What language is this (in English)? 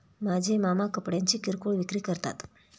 Marathi